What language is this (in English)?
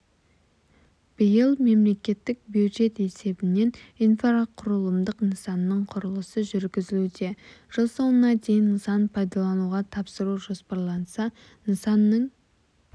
Kazakh